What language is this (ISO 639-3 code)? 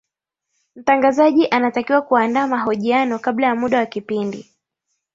swa